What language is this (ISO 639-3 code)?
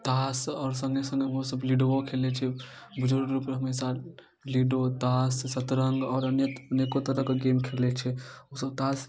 mai